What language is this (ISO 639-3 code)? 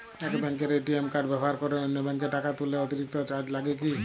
ben